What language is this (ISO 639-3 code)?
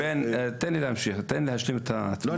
heb